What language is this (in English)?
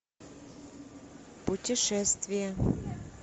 Russian